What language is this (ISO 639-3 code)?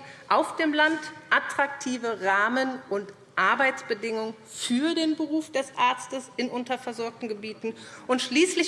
deu